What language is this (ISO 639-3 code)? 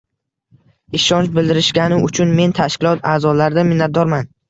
uzb